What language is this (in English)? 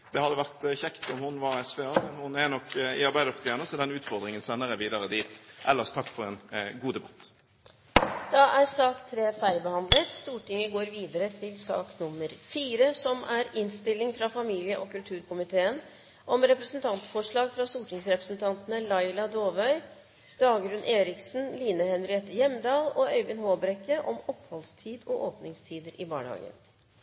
Norwegian